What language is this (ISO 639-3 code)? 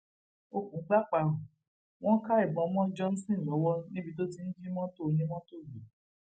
yor